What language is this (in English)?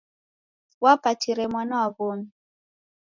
Taita